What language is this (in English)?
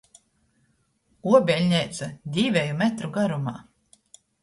Latgalian